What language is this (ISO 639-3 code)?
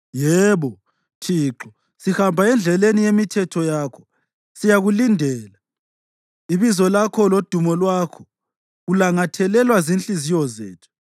nde